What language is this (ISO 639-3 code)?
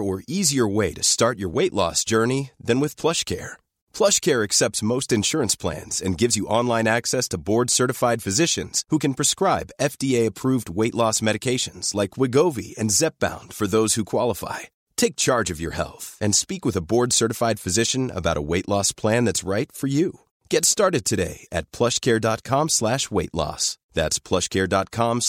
swe